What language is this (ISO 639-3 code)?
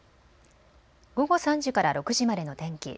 jpn